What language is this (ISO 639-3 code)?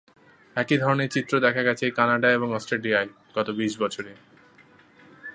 ben